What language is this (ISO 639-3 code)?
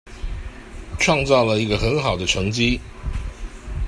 zho